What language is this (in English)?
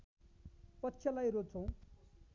Nepali